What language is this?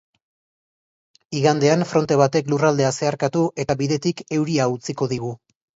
Basque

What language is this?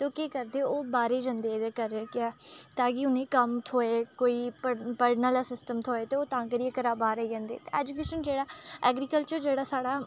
Dogri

